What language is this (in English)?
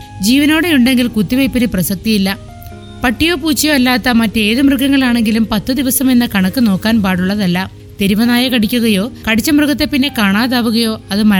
Malayalam